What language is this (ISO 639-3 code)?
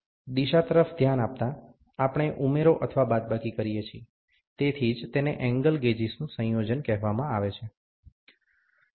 guj